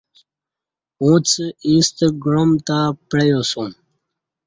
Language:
Kati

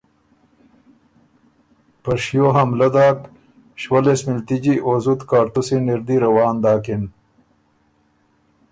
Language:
Ormuri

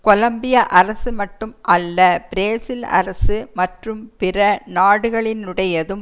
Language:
Tamil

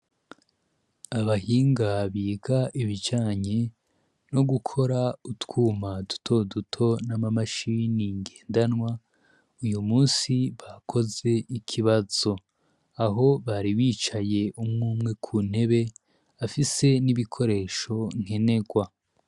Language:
Rundi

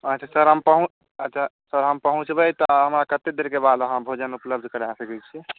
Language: Maithili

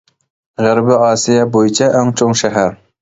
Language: Uyghur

